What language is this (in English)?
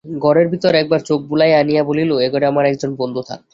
Bangla